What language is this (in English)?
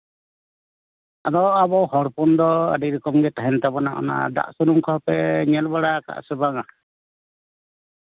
Santali